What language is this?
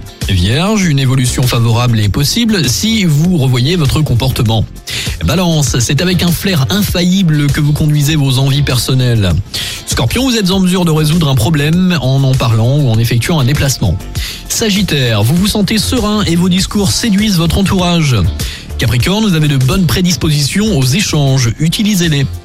French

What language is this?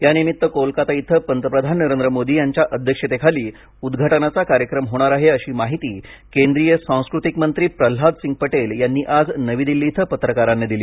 Marathi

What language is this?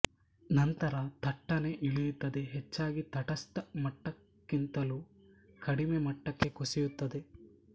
Kannada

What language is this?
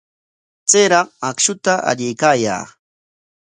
Corongo Ancash Quechua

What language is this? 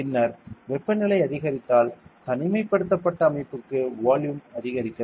Tamil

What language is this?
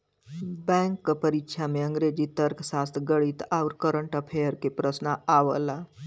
Bhojpuri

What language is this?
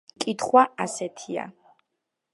Georgian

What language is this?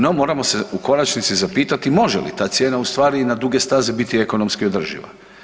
Croatian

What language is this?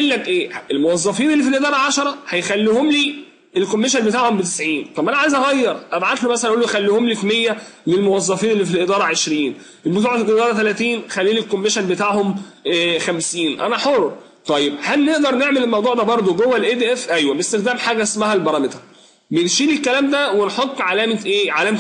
Arabic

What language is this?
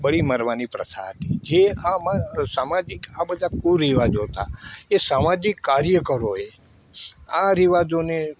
Gujarati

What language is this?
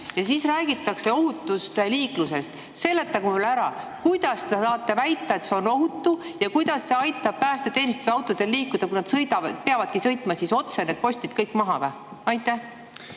Estonian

